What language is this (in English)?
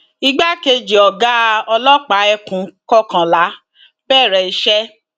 Yoruba